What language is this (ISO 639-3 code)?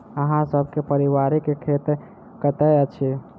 mai